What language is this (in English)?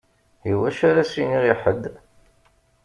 Kabyle